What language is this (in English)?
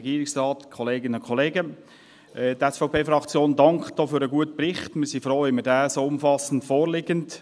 Swiss German